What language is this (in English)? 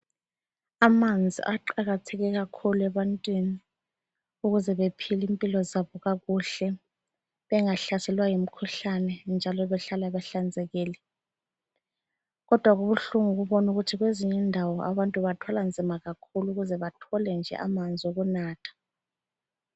North Ndebele